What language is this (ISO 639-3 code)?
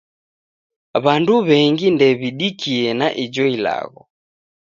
dav